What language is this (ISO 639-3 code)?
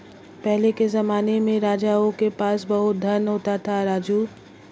hin